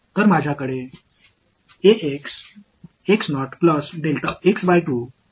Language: Tamil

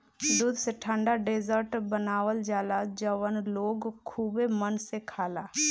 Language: Bhojpuri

